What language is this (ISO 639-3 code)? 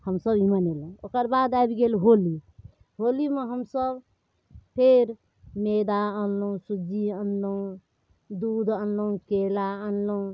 mai